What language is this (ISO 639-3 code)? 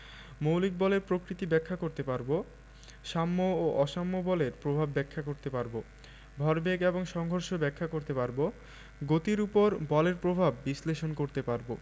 ben